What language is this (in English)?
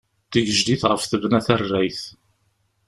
Kabyle